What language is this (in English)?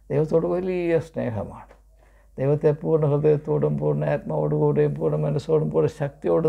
Malayalam